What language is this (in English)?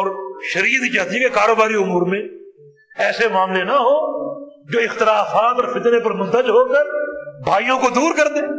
Urdu